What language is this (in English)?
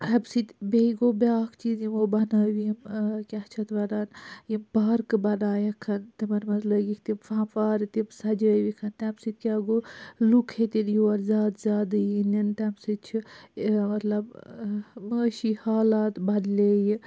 Kashmiri